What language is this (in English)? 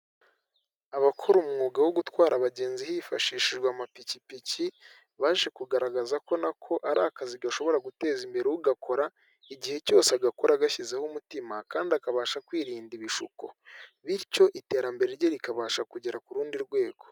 Kinyarwanda